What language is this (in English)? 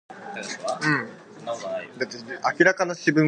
English